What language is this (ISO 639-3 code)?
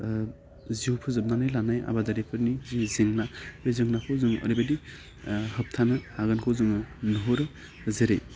brx